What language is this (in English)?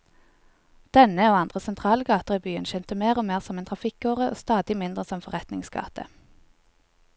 Norwegian